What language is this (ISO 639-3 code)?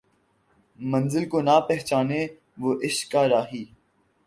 urd